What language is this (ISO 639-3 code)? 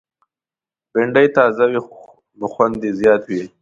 pus